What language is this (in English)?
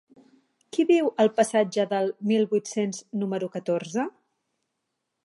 Catalan